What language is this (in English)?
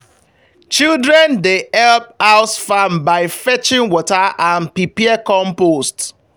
Nigerian Pidgin